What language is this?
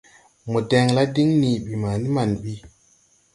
Tupuri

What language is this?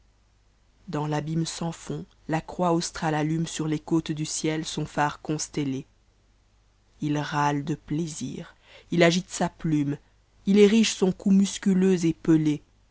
French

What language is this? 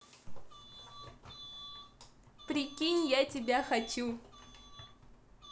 Russian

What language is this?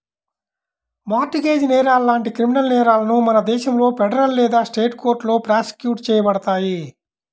Telugu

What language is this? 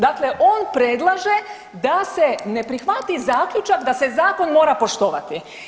Croatian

